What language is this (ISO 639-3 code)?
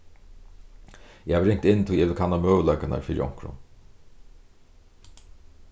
fao